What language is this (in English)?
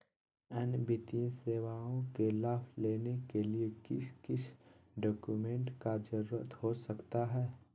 Magahi